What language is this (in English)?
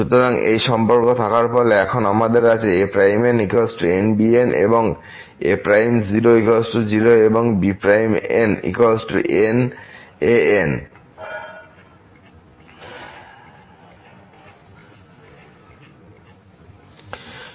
Bangla